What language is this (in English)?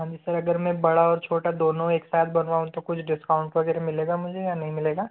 Hindi